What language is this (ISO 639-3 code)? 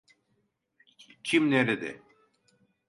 tur